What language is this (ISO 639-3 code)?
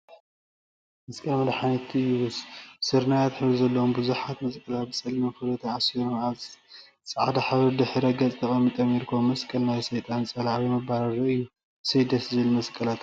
tir